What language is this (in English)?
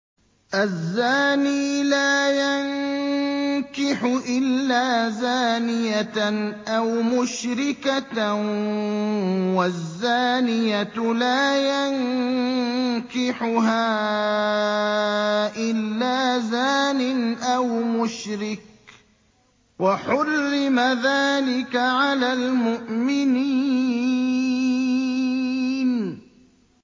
Arabic